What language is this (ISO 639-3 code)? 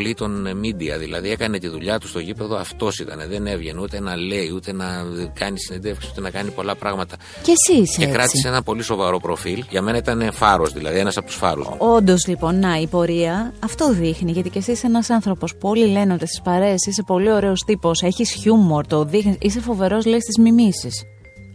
ell